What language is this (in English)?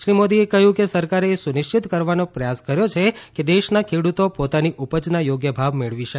Gujarati